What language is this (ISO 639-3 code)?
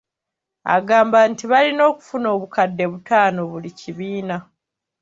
lug